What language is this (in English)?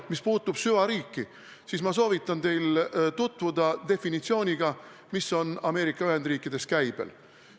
Estonian